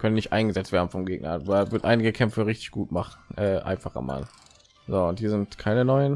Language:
German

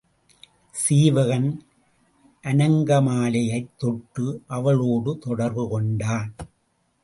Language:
Tamil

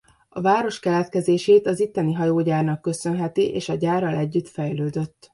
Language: Hungarian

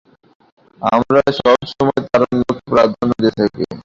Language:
Bangla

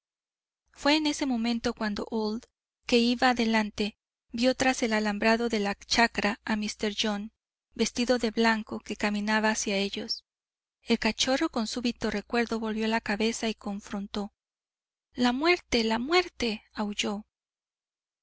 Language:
Spanish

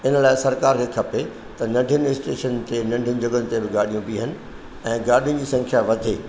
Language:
Sindhi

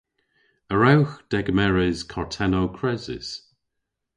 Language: Cornish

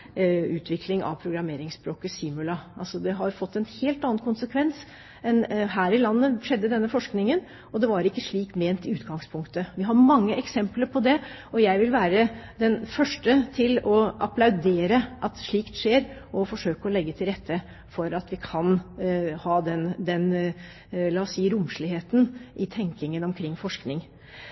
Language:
Norwegian Bokmål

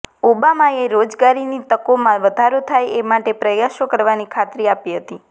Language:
Gujarati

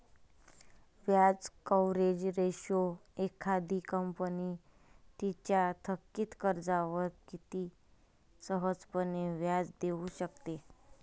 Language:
Marathi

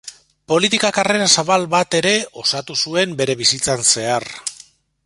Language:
Basque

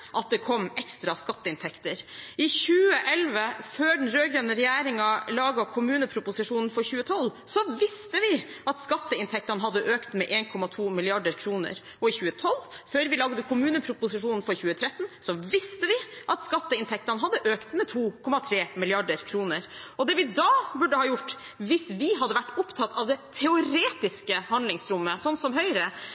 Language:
Norwegian Bokmål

